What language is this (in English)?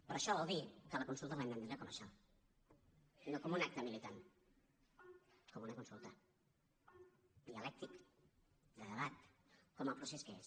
Catalan